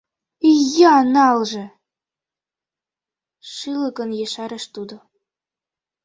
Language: Mari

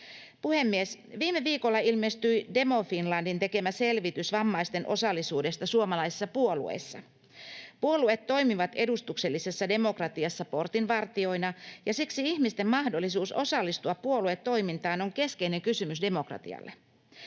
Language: Finnish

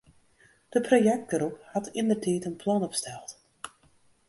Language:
Western Frisian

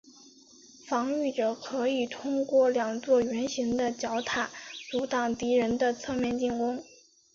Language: Chinese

